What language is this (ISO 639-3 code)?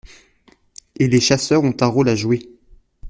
fra